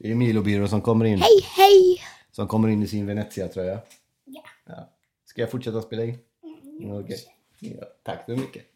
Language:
Swedish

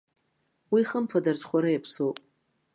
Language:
Abkhazian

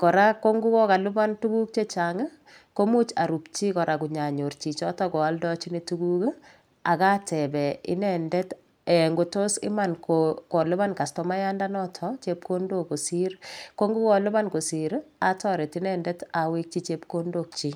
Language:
Kalenjin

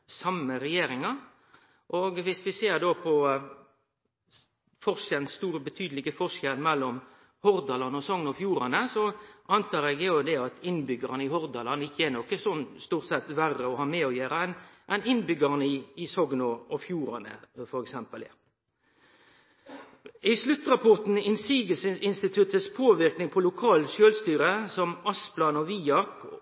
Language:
Norwegian Nynorsk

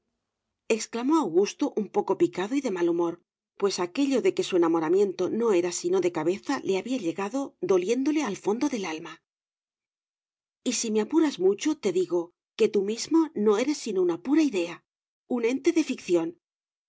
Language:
Spanish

